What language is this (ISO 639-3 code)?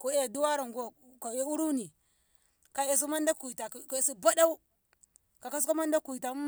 nbh